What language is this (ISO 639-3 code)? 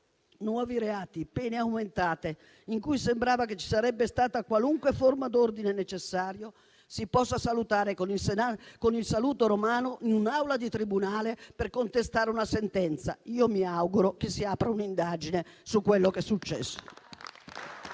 ita